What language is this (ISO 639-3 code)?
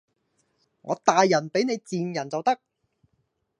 yue